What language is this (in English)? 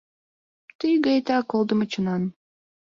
Mari